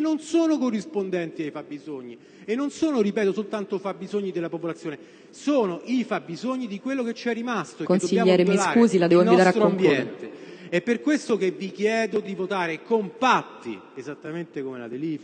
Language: Italian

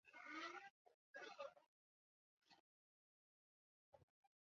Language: Chinese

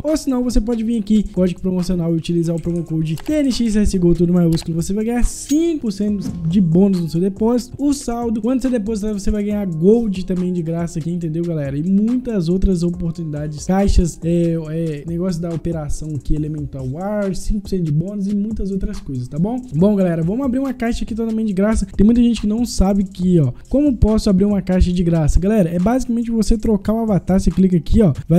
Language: Portuguese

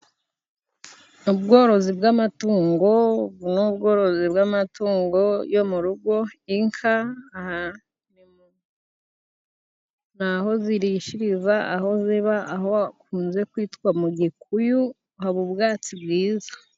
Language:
Kinyarwanda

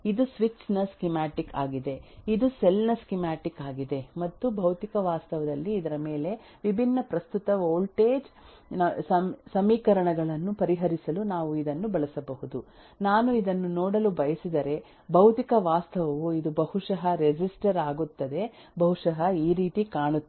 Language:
Kannada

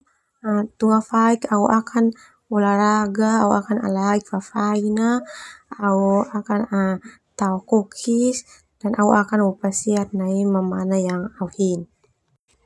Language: Termanu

